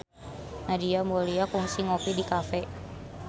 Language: Sundanese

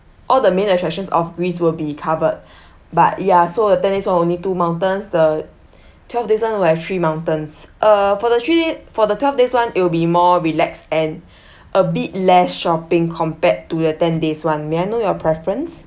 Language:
English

